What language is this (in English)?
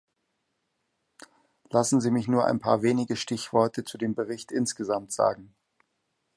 German